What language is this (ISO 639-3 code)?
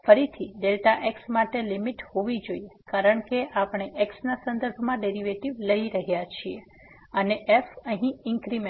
guj